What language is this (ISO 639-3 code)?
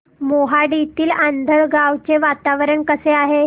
mar